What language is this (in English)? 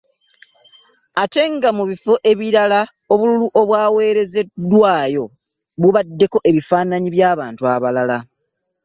Ganda